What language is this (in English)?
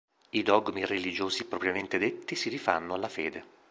Italian